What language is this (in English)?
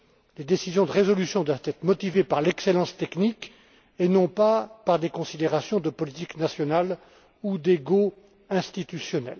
French